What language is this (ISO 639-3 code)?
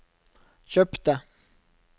nor